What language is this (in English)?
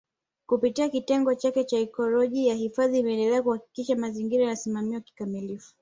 Swahili